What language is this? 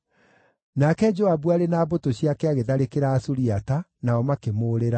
Kikuyu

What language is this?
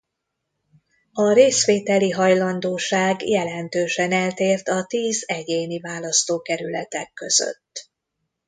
Hungarian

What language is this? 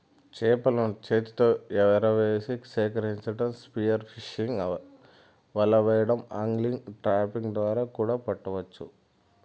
Telugu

